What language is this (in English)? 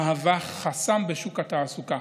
Hebrew